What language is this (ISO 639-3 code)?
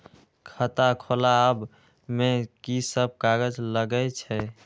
mai